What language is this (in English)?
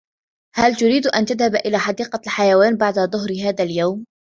Arabic